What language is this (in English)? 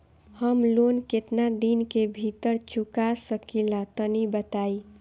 Bhojpuri